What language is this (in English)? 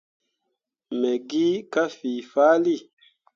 Mundang